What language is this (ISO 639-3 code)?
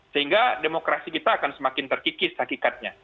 ind